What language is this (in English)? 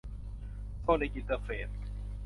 Thai